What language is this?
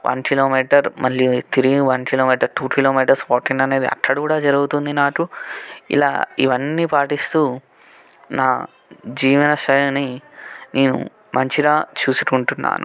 Telugu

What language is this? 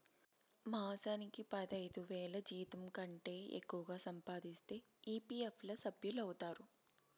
Telugu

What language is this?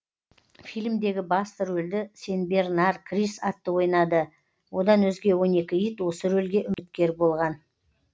Kazakh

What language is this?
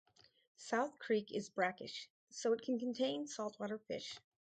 English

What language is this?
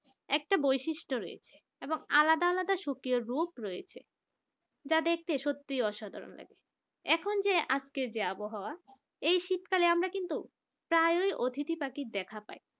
Bangla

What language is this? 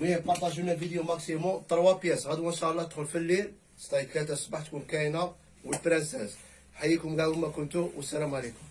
Arabic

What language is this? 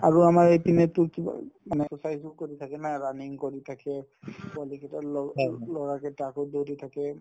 Assamese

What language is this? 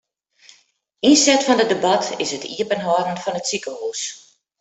Western Frisian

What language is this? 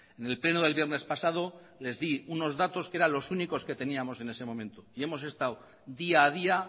Spanish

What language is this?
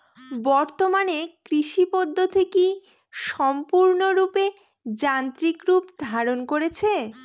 Bangla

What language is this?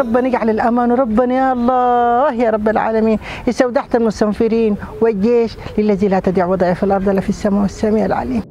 Arabic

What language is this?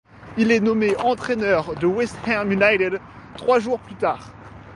French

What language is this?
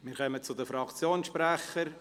Swiss German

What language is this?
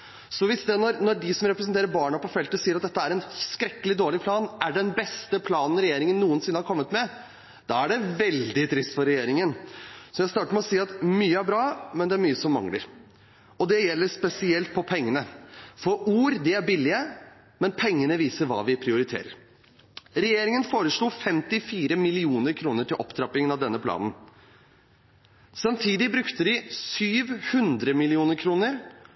Norwegian Bokmål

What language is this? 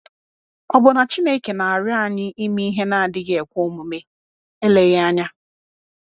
Igbo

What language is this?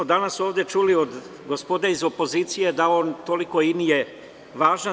Serbian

